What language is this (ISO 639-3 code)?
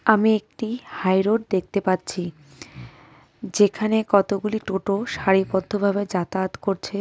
ben